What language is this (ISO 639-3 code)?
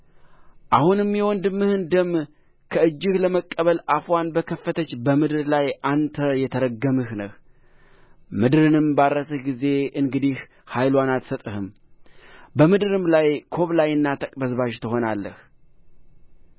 amh